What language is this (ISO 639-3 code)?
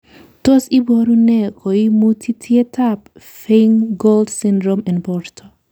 kln